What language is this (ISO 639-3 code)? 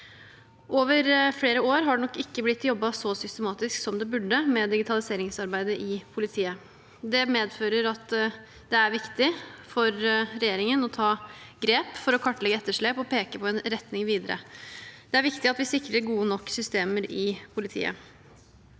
nor